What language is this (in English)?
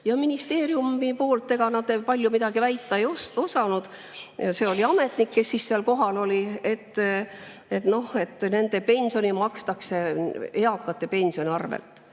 Estonian